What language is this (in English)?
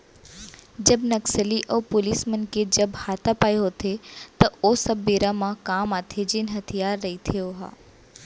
Chhattisgarhi